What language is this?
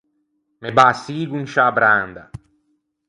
Ligurian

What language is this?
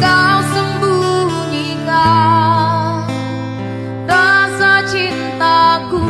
Indonesian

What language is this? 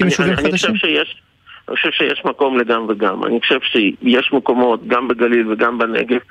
Hebrew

